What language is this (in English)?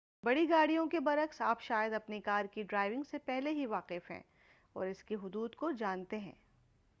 Urdu